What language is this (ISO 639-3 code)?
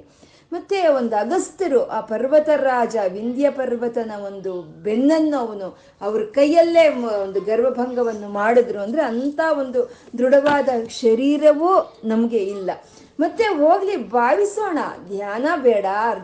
kan